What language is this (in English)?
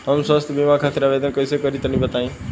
Bhojpuri